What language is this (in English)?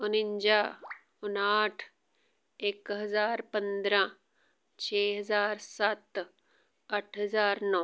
Punjabi